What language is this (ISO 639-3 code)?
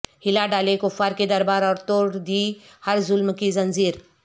urd